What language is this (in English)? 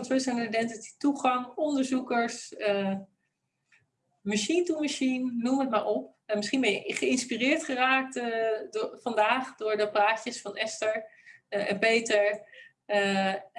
Dutch